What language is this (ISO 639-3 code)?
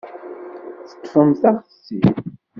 kab